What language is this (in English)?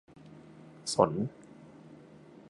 Thai